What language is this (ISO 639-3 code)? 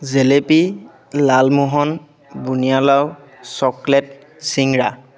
asm